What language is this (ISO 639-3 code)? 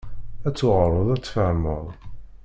kab